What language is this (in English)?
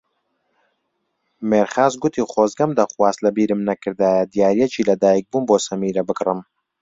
Central Kurdish